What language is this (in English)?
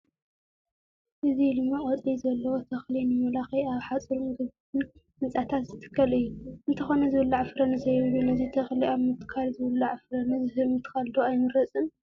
Tigrinya